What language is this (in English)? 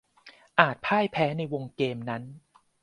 Thai